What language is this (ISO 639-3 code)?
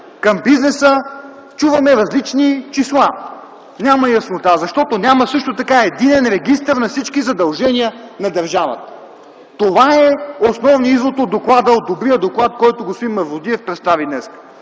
bul